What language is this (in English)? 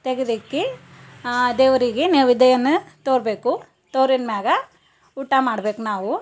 Kannada